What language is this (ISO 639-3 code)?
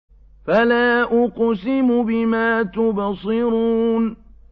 ara